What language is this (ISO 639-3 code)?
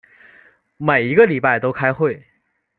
zho